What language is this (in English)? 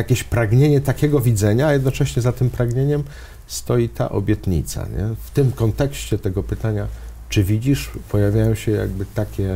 Polish